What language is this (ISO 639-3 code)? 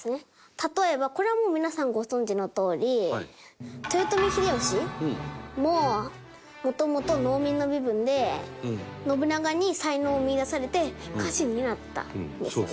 jpn